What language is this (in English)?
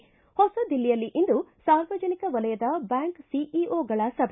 Kannada